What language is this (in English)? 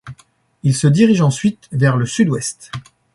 French